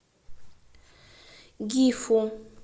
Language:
Russian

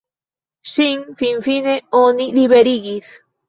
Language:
Esperanto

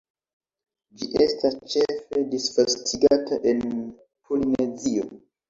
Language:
Esperanto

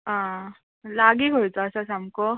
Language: Konkani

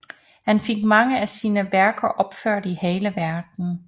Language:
Danish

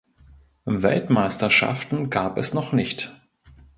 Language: German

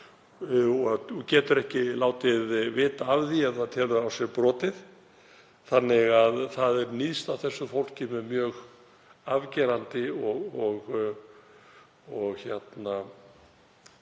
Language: Icelandic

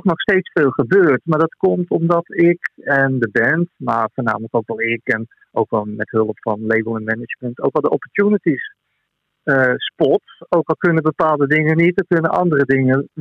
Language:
Dutch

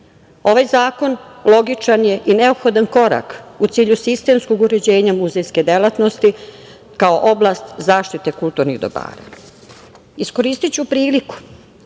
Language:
Serbian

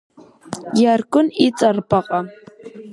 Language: Abkhazian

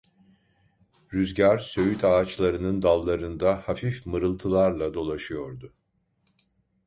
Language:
Turkish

